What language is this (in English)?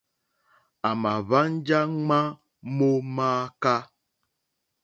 Mokpwe